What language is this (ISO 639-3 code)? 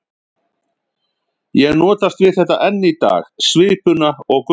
isl